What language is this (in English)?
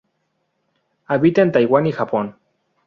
Spanish